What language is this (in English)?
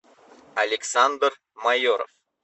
Russian